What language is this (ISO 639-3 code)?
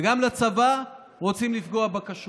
heb